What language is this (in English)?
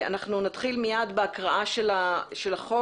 Hebrew